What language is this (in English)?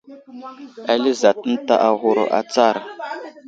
Wuzlam